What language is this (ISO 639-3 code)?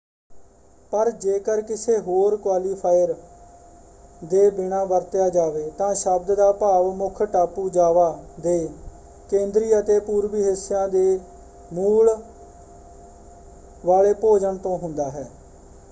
pan